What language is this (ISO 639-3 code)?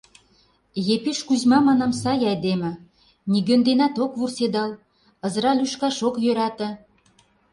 chm